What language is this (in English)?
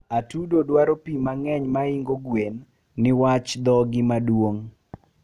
Luo (Kenya and Tanzania)